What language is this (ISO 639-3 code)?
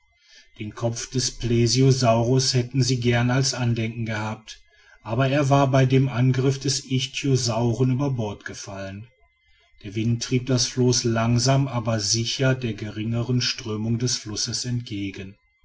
deu